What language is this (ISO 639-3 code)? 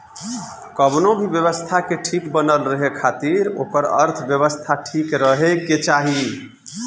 bho